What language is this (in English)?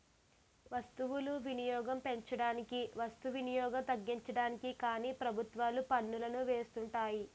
Telugu